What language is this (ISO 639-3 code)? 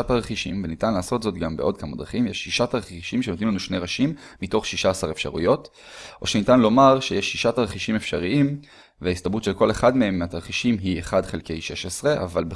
heb